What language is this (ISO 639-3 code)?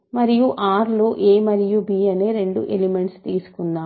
tel